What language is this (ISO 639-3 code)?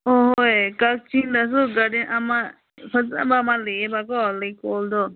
mni